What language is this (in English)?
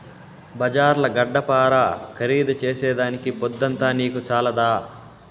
Telugu